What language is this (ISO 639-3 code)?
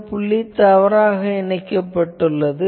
tam